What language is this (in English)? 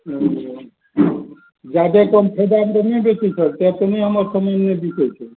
Maithili